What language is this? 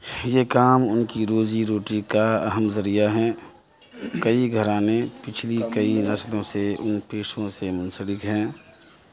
Urdu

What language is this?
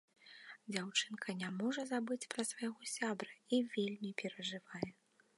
Belarusian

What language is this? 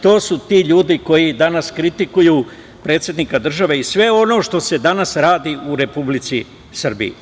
Serbian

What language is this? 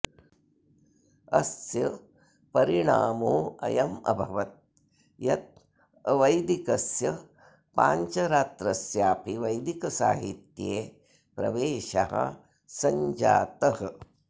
Sanskrit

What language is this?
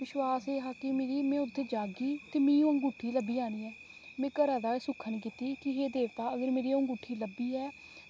Dogri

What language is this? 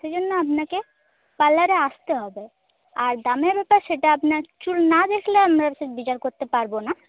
Bangla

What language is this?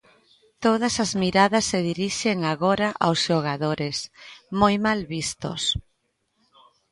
Galician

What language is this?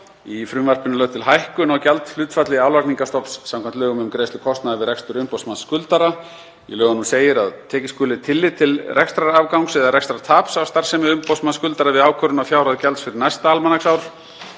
Icelandic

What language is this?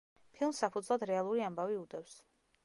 Georgian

